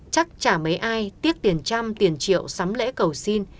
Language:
Vietnamese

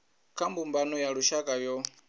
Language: Venda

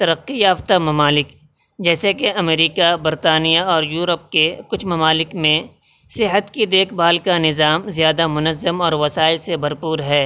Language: Urdu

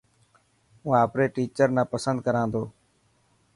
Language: Dhatki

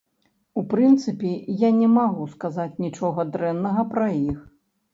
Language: Belarusian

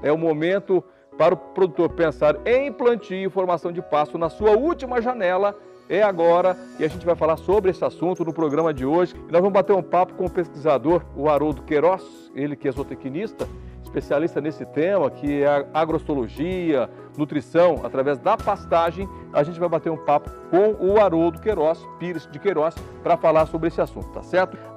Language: Portuguese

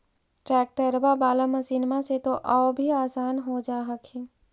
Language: Magahi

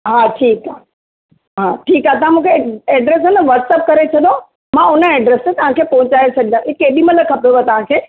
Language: Sindhi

